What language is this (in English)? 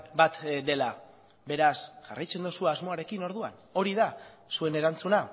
Basque